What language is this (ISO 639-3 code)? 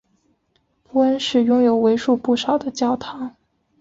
zho